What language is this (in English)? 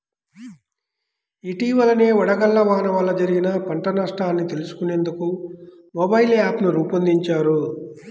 Telugu